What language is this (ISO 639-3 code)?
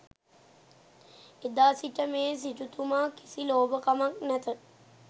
sin